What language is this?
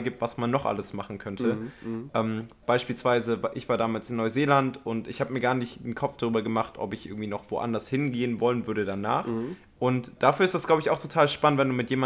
German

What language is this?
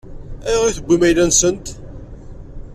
Kabyle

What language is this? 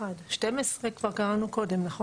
Hebrew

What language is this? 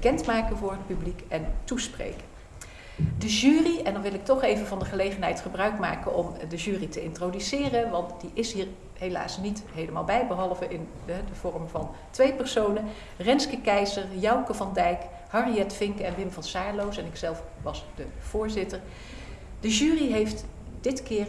Dutch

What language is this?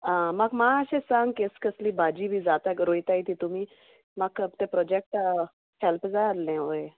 Konkani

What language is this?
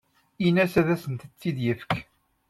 Kabyle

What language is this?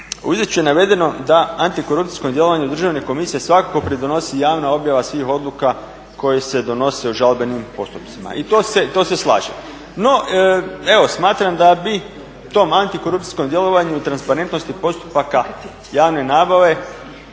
Croatian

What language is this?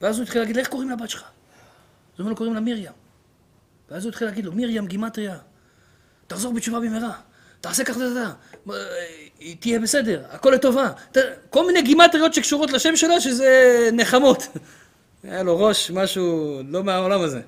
Hebrew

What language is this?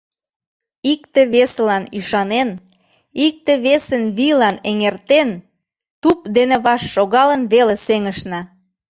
Mari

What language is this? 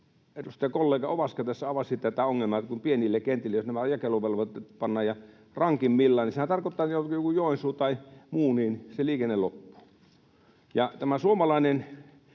Finnish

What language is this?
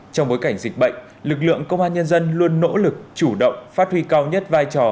Vietnamese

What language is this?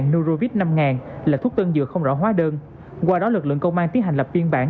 Vietnamese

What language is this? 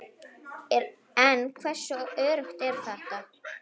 Icelandic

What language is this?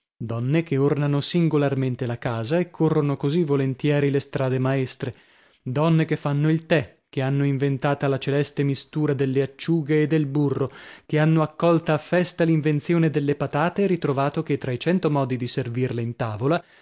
Italian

